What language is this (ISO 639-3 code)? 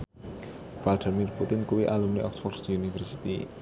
jav